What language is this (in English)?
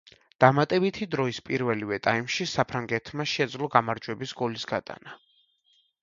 Georgian